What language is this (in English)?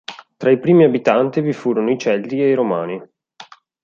Italian